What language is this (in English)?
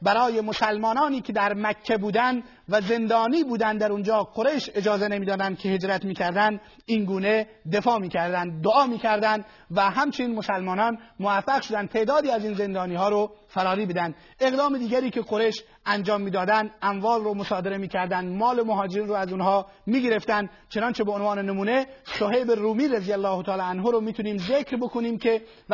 Persian